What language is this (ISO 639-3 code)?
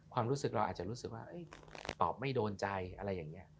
tha